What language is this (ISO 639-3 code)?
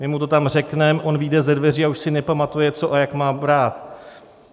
ces